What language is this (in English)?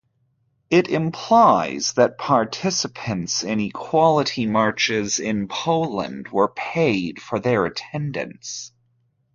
English